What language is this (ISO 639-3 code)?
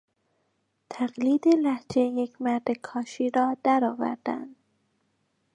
fas